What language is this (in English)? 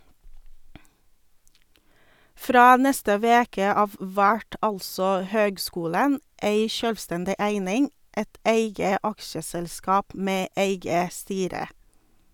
Norwegian